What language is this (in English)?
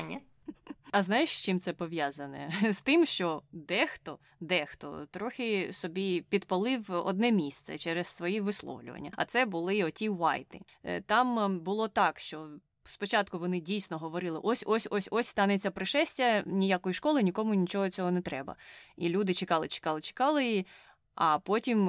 Ukrainian